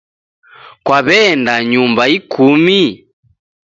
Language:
Taita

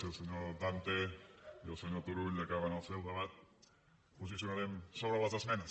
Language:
Catalan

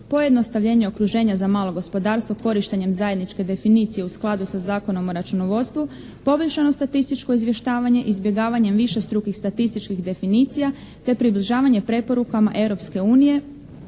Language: Croatian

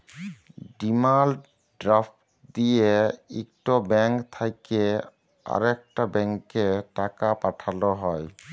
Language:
Bangla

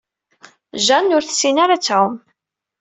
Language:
Kabyle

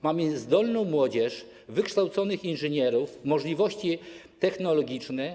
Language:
Polish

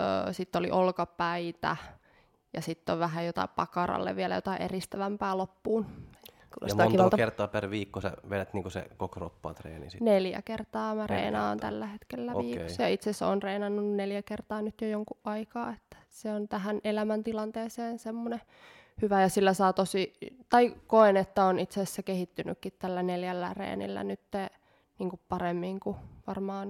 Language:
Finnish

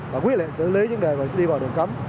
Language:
Vietnamese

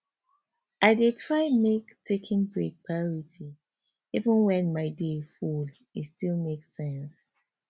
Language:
Nigerian Pidgin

